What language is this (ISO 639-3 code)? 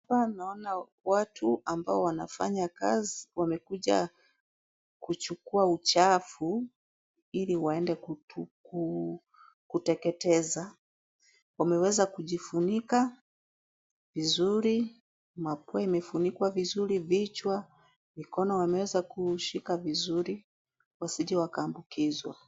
swa